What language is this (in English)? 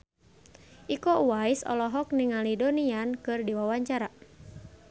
Sundanese